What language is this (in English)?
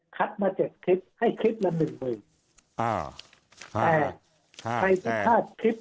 Thai